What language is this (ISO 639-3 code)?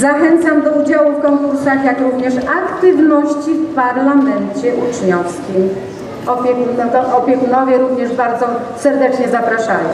pol